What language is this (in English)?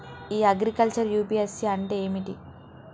Telugu